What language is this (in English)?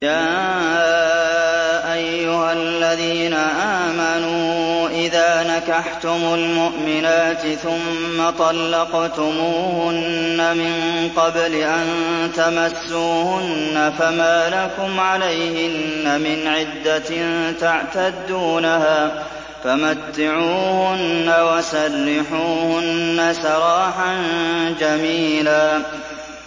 Arabic